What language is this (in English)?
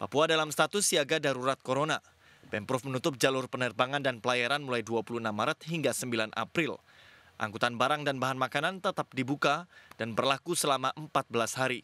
Indonesian